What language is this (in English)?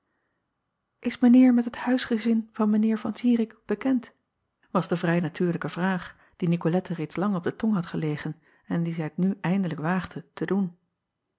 Dutch